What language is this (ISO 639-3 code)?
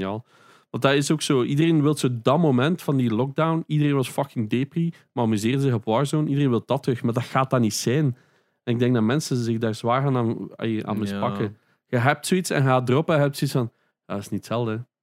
nld